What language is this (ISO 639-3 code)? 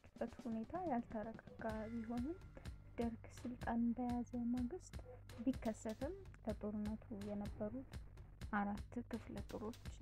ind